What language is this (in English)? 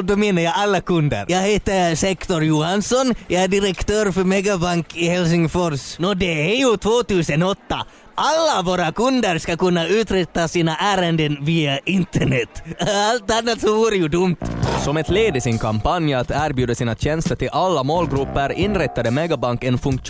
Swedish